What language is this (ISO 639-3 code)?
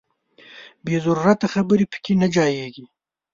pus